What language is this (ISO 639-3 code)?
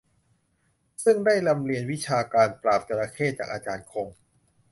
tha